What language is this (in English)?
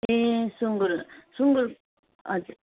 Nepali